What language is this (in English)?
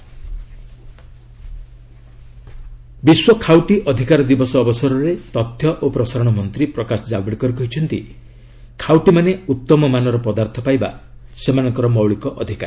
Odia